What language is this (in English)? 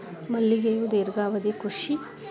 Kannada